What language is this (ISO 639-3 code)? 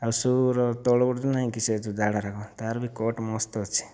ori